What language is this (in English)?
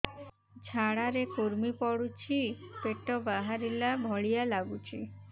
Odia